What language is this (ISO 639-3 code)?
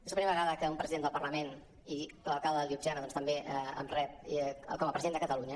cat